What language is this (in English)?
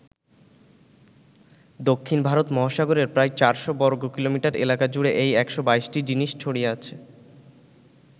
Bangla